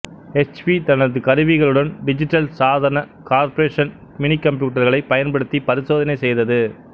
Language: Tamil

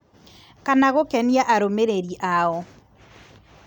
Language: Kikuyu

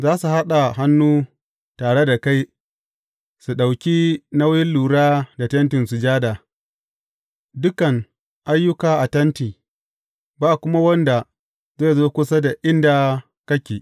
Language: Hausa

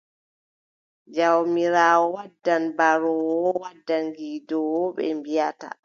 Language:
Adamawa Fulfulde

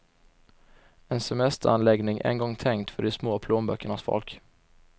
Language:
Swedish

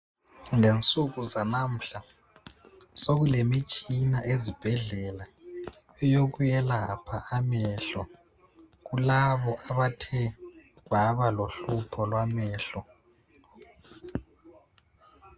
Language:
North Ndebele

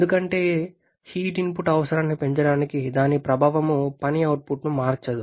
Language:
Telugu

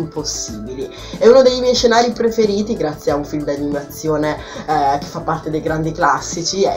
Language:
Italian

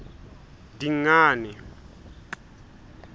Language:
Southern Sotho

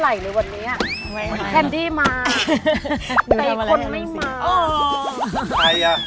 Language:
Thai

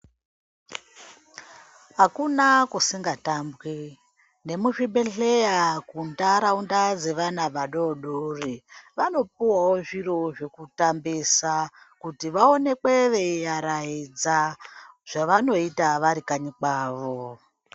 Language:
Ndau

